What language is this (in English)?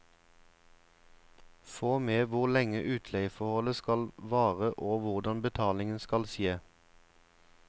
Norwegian